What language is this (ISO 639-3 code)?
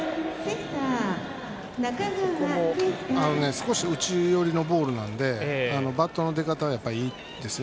jpn